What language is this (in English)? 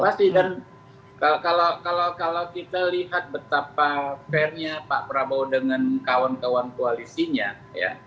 Indonesian